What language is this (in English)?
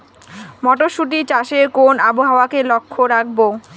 Bangla